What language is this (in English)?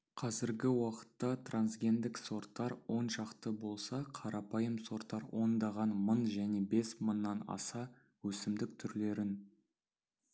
Kazakh